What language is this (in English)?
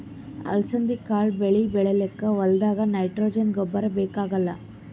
Kannada